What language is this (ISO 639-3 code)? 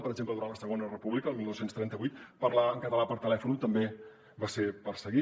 cat